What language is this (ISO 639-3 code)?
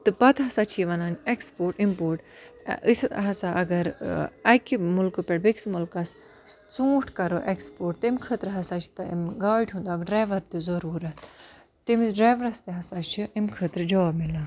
kas